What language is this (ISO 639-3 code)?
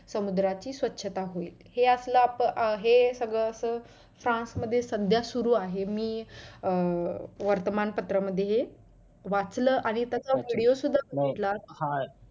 mar